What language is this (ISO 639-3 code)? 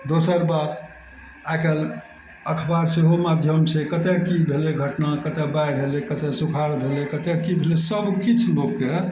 mai